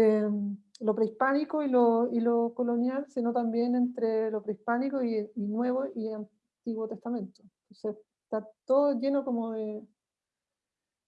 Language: Spanish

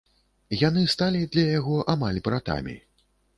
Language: Belarusian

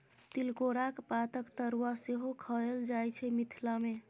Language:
Maithili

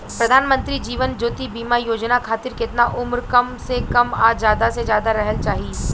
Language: Bhojpuri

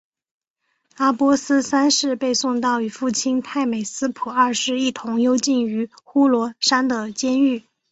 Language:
Chinese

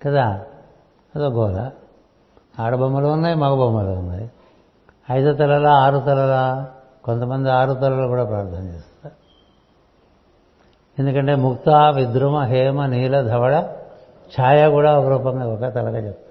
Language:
Telugu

